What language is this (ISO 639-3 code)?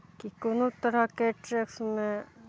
mai